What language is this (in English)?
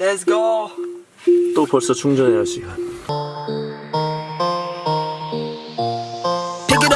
Korean